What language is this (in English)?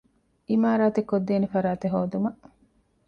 Divehi